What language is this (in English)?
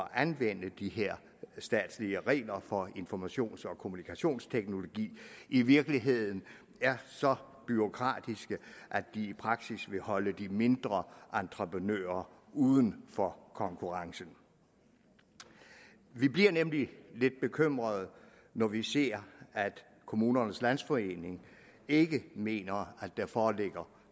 Danish